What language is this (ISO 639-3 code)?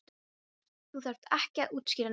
isl